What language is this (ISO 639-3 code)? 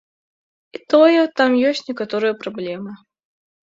bel